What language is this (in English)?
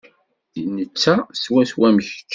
Kabyle